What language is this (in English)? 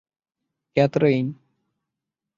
English